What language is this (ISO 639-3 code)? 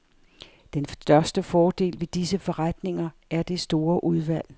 dan